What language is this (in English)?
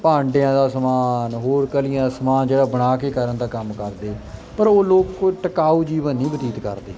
Punjabi